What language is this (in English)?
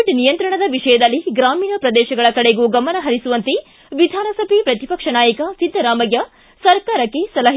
Kannada